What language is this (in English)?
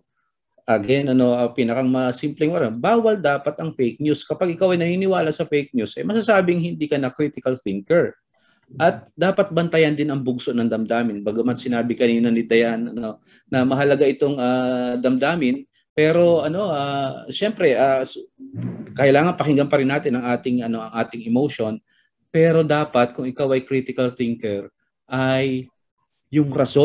Filipino